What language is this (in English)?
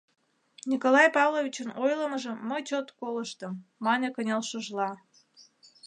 Mari